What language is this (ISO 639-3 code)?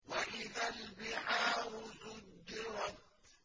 ara